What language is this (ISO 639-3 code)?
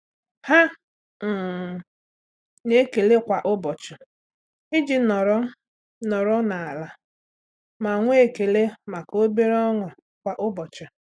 ibo